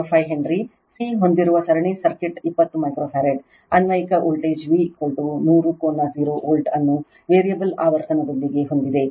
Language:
Kannada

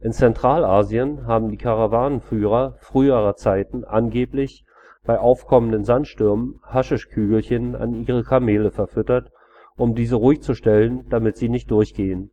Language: German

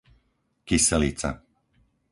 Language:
Slovak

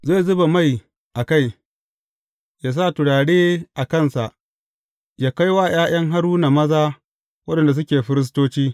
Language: Hausa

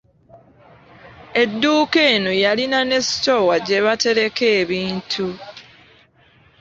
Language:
Ganda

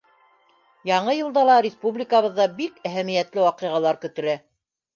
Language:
Bashkir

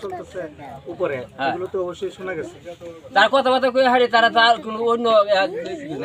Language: Romanian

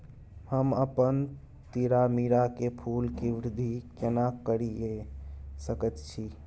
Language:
Maithili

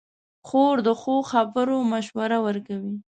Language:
Pashto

